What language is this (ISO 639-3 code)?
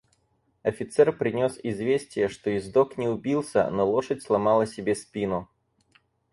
rus